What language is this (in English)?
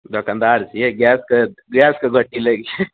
Maithili